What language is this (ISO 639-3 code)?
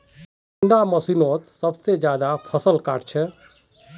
mag